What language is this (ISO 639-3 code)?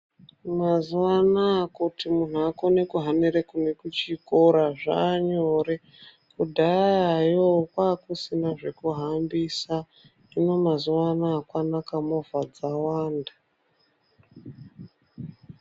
ndc